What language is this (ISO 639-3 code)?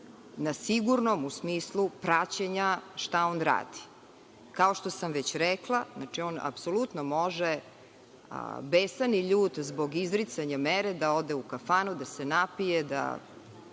srp